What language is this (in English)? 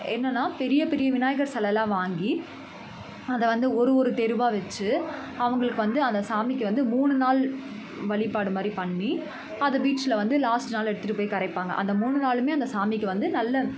Tamil